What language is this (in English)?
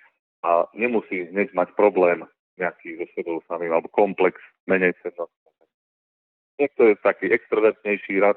Slovak